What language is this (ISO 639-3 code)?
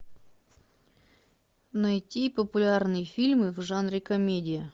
rus